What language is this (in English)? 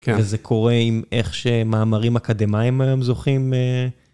Hebrew